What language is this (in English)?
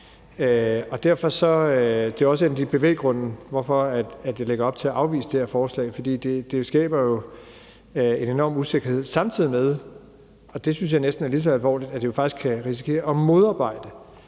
Danish